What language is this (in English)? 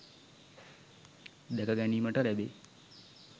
Sinhala